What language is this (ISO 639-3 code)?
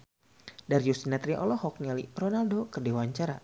sun